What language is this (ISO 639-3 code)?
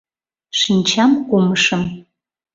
chm